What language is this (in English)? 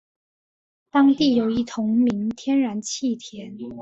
Chinese